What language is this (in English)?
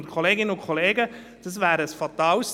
Swiss German